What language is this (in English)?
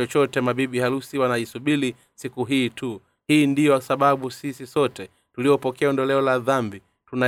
Swahili